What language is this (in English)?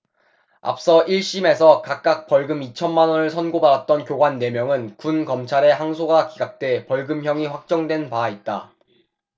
Korean